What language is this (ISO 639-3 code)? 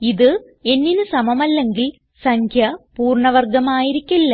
mal